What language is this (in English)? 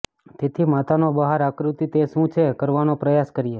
Gujarati